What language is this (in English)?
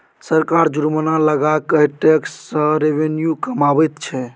Maithili